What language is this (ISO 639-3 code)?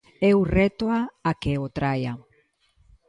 glg